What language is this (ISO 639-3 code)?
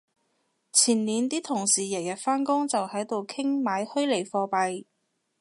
yue